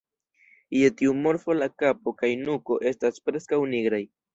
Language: Esperanto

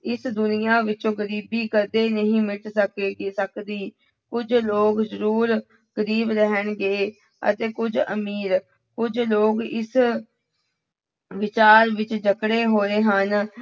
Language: Punjabi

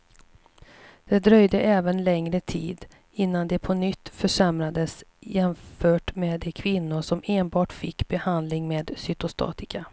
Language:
Swedish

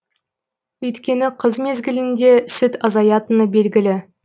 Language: Kazakh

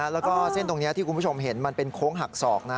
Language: Thai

